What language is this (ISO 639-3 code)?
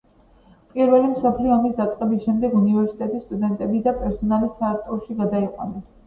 kat